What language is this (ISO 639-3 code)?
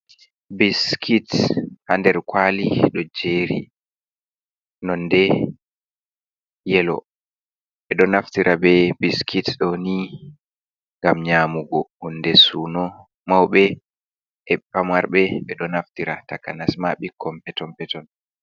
ful